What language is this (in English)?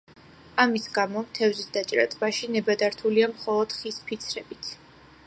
Georgian